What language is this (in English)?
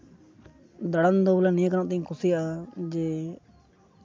Santali